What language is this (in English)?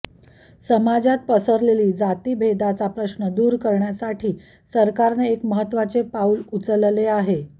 Marathi